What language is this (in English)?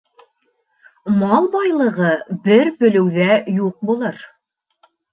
Bashkir